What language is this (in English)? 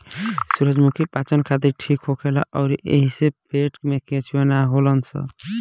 Bhojpuri